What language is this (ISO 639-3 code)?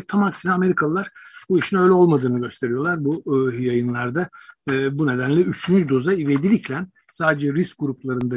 tur